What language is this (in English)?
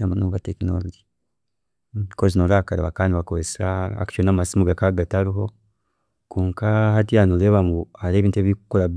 Chiga